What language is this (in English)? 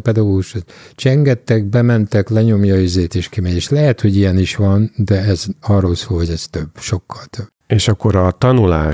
Hungarian